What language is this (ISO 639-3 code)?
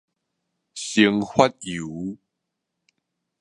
nan